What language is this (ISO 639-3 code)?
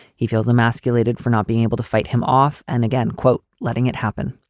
eng